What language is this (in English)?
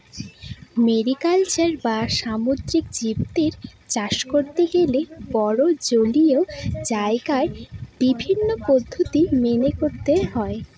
Bangla